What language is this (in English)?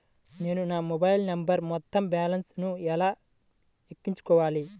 Telugu